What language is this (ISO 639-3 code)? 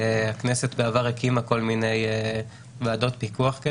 heb